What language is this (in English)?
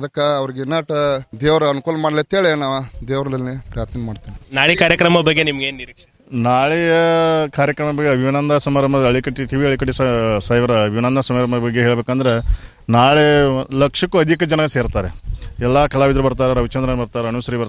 Arabic